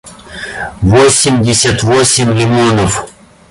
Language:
Russian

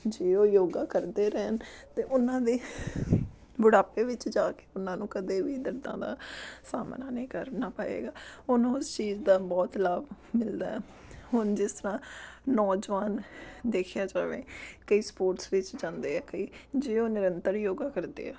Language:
Punjabi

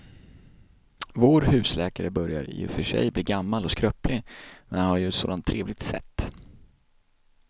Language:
Swedish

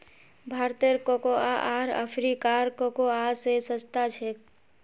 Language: Magahi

